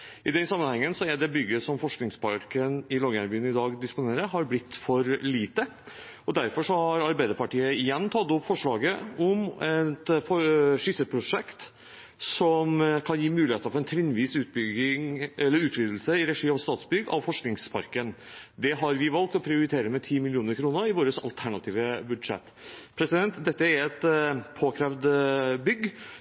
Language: Norwegian Bokmål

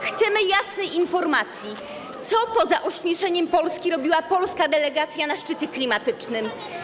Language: Polish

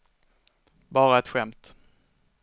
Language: Swedish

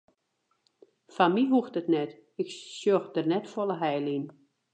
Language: Western Frisian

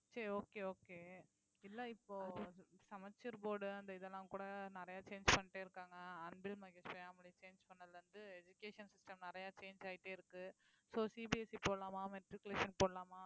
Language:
Tamil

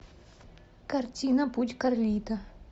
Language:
Russian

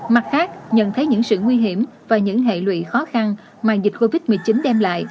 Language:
Vietnamese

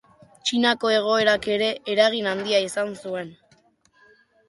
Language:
Basque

